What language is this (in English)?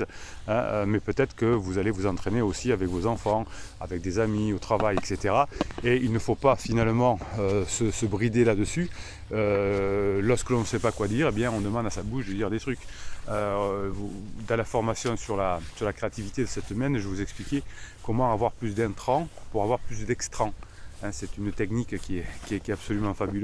French